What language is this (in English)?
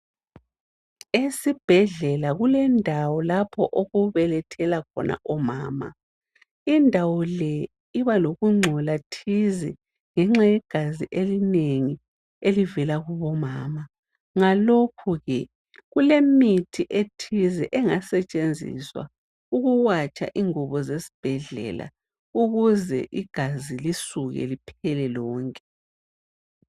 North Ndebele